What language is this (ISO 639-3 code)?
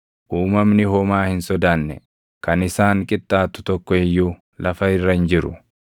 orm